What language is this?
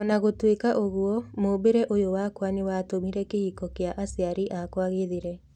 Kikuyu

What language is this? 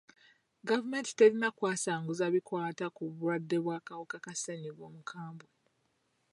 Ganda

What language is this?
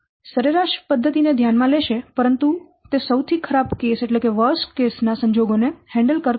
Gujarati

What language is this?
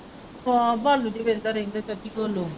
Punjabi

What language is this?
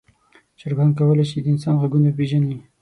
Pashto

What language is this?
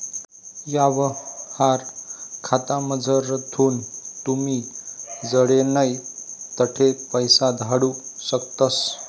Marathi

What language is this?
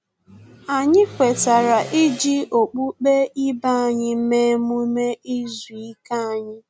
Igbo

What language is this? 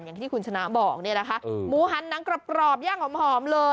Thai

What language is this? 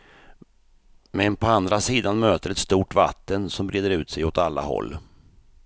Swedish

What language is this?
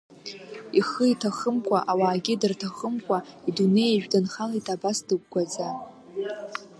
Abkhazian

